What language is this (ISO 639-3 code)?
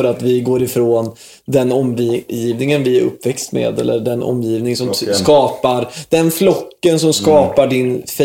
swe